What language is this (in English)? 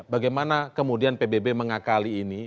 Indonesian